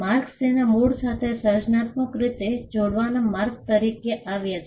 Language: Gujarati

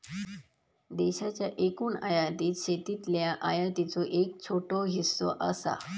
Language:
Marathi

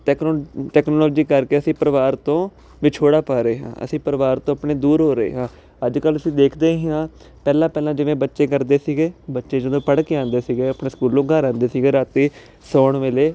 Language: Punjabi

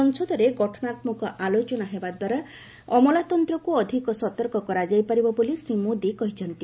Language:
Odia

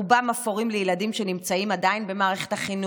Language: Hebrew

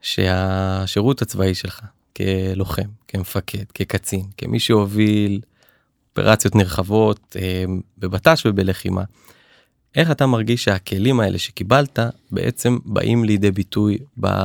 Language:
Hebrew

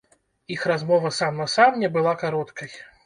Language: Belarusian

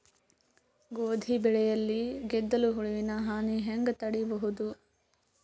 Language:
Kannada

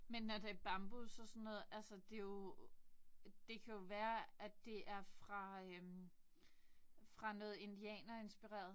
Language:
Danish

